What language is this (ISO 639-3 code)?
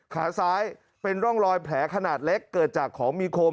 tha